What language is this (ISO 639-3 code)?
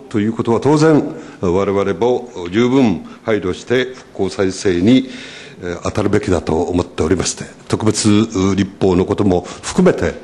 jpn